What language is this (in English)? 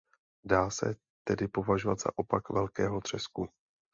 Czech